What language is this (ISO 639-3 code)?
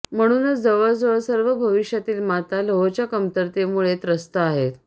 mar